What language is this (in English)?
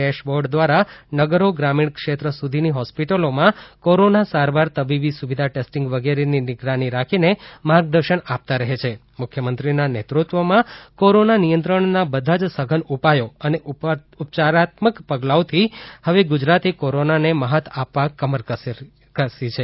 Gujarati